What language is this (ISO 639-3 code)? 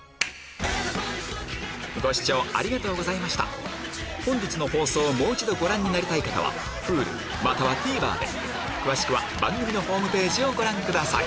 jpn